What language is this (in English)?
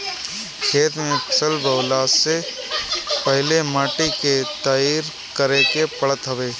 Bhojpuri